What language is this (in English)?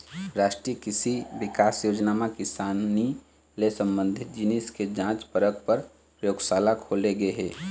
Chhattisgarhi